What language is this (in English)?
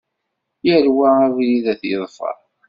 Kabyle